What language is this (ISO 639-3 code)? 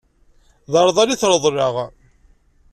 kab